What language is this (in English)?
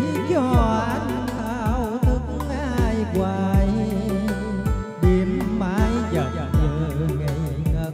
Vietnamese